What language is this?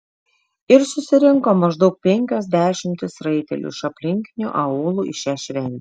Lithuanian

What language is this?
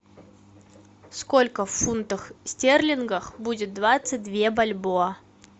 Russian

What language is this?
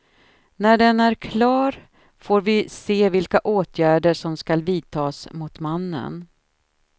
Swedish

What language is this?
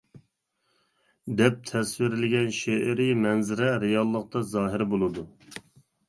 Uyghur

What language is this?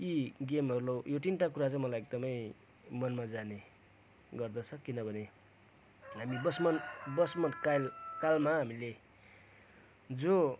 Nepali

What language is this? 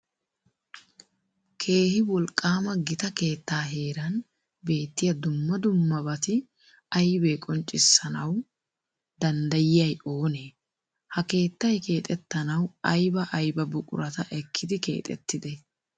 Wolaytta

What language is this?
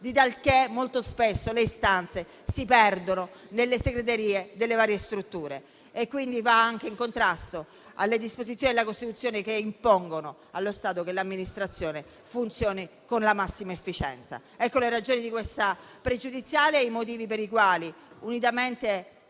Italian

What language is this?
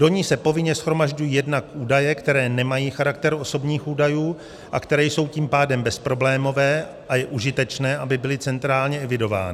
Czech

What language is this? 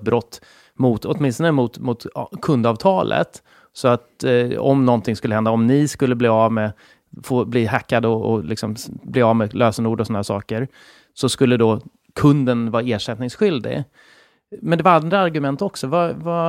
Swedish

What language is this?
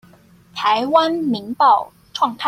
Chinese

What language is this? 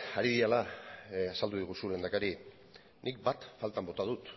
Basque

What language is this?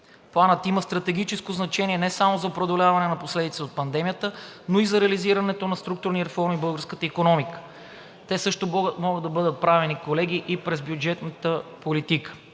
Bulgarian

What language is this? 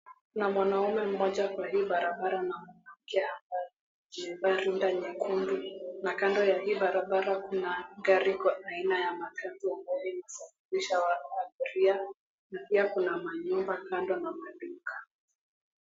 Swahili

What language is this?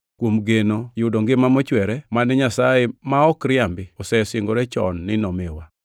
Luo (Kenya and Tanzania)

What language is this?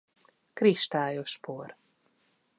Hungarian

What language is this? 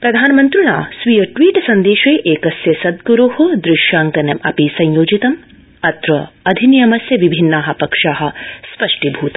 Sanskrit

